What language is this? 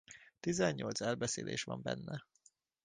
Hungarian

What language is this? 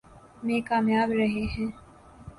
Urdu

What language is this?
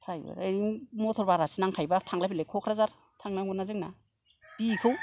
Bodo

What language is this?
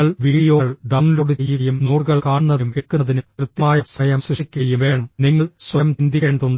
Malayalam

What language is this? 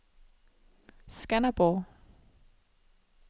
Danish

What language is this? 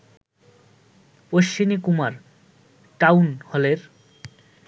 Bangla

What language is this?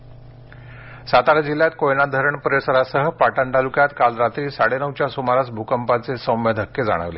Marathi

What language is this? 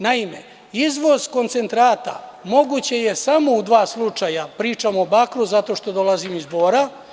Serbian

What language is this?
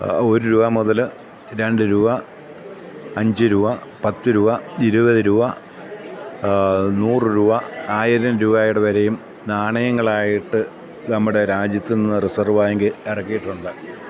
Malayalam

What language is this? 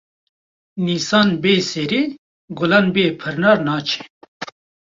Kurdish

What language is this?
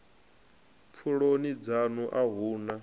Venda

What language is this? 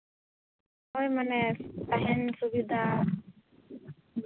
Santali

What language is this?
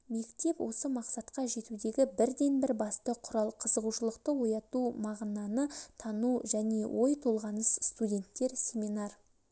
Kazakh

